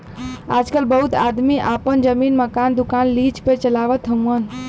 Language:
Bhojpuri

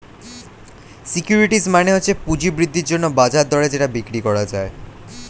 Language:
Bangla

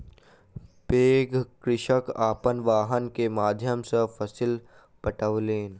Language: Maithili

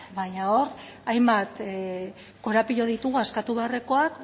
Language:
Basque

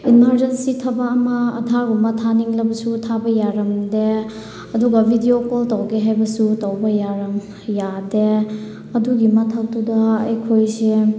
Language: Manipuri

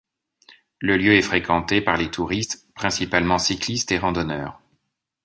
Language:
French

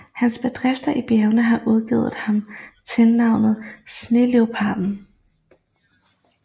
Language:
Danish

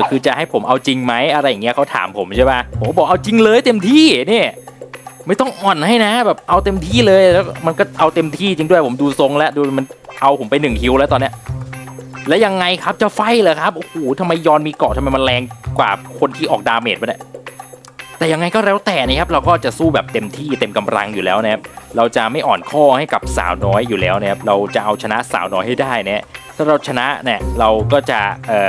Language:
Thai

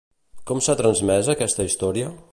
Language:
Catalan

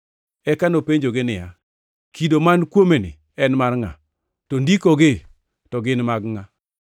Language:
Luo (Kenya and Tanzania)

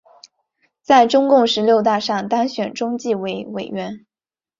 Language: Chinese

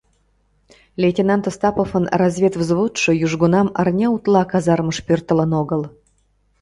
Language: Mari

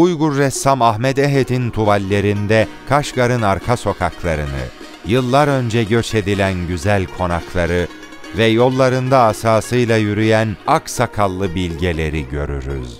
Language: Turkish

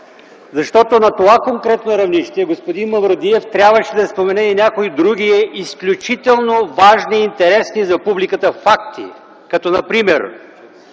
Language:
Bulgarian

